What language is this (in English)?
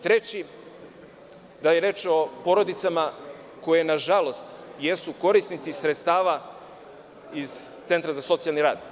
Serbian